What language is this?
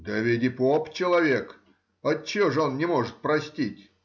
Russian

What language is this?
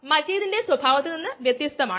Malayalam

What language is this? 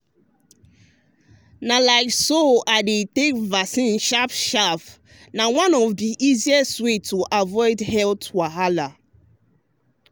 Nigerian Pidgin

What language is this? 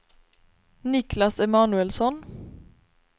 Swedish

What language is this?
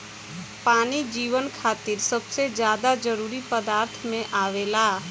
Bhojpuri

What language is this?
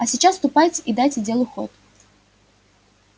Russian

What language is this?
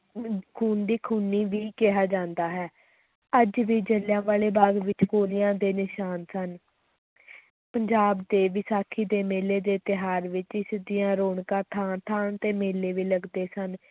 Punjabi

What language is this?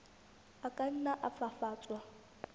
Southern Sotho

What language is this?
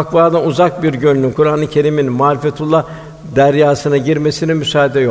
Turkish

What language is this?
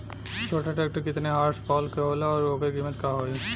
Bhojpuri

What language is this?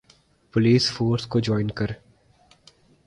Urdu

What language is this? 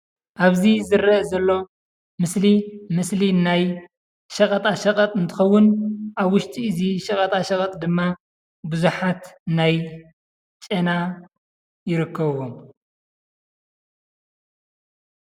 Tigrinya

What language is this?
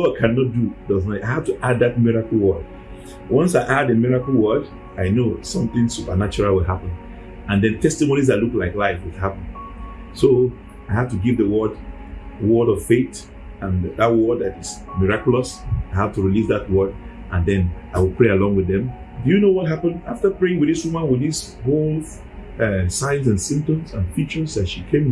English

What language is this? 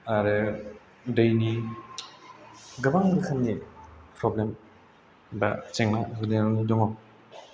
Bodo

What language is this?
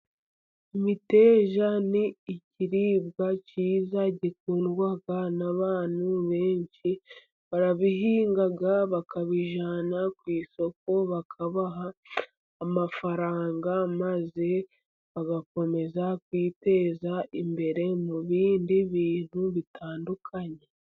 Kinyarwanda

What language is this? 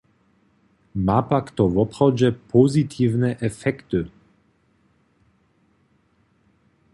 Upper Sorbian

